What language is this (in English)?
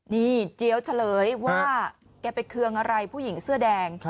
Thai